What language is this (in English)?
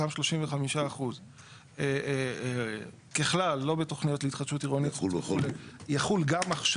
Hebrew